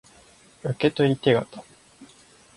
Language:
Japanese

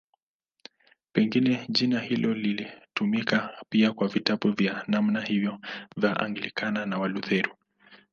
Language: Swahili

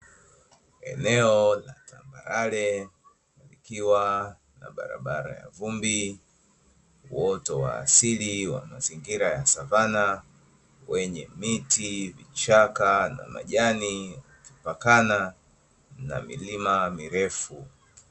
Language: Swahili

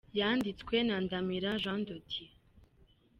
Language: Kinyarwanda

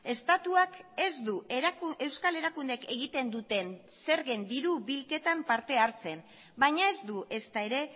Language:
Basque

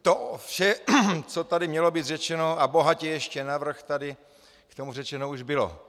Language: Czech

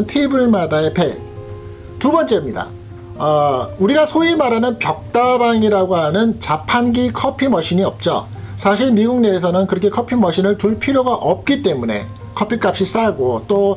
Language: Korean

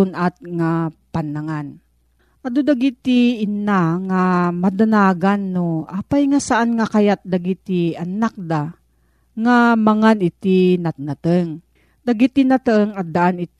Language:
Filipino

